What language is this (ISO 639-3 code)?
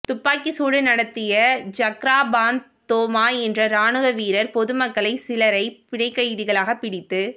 tam